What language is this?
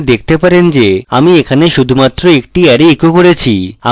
Bangla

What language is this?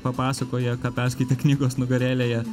Lithuanian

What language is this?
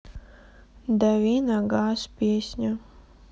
Russian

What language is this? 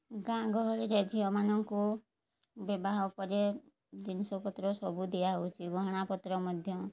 Odia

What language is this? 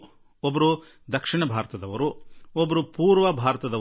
Kannada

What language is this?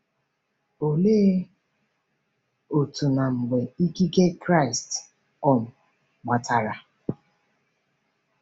Igbo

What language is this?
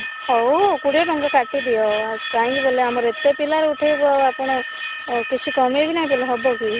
Odia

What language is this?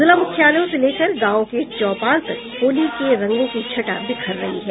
Hindi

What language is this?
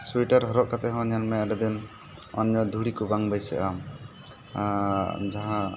Santali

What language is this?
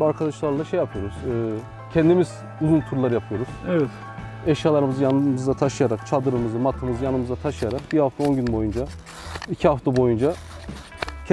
Turkish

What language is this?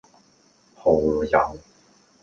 Cantonese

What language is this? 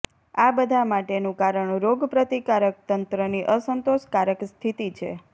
Gujarati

